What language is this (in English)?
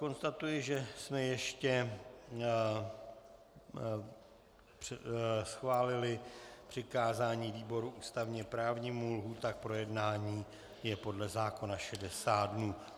Czech